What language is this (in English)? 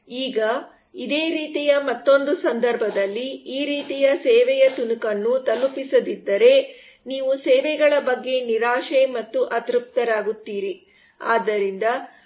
Kannada